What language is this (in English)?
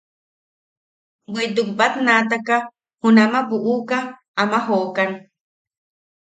Yaqui